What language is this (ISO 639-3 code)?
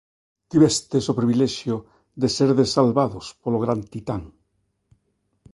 glg